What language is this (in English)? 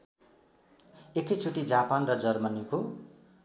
Nepali